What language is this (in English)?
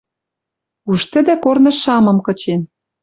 Western Mari